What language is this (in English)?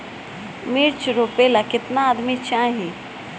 Bhojpuri